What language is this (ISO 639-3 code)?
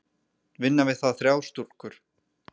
isl